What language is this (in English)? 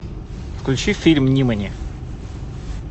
Russian